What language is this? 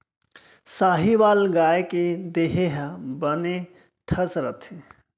Chhattisgarhi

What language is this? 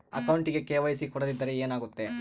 Kannada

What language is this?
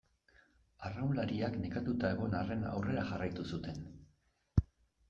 Basque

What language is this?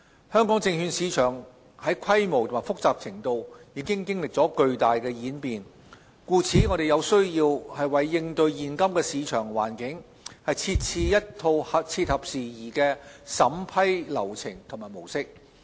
Cantonese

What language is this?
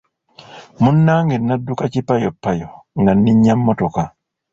Ganda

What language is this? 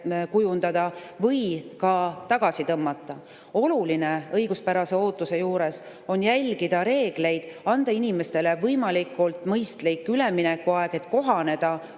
Estonian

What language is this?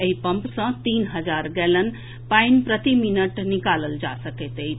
Maithili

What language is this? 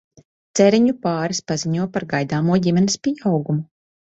Latvian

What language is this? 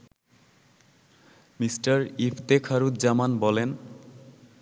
Bangla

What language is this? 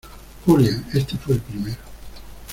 Spanish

